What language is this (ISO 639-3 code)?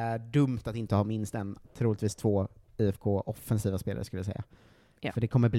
swe